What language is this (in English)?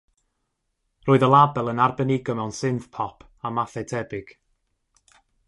Welsh